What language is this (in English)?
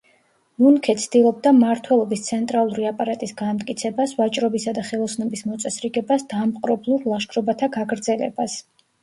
Georgian